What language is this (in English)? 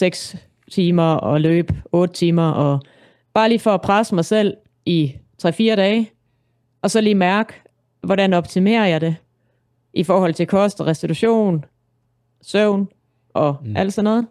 Danish